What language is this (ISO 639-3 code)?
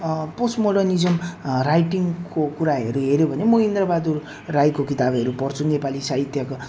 nep